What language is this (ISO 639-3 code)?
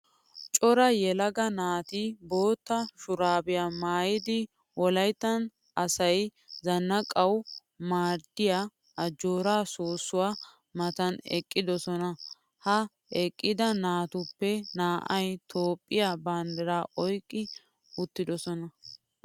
wal